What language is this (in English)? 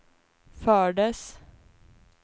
Swedish